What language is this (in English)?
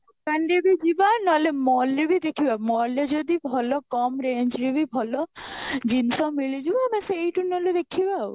Odia